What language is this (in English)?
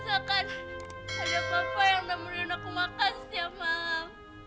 Indonesian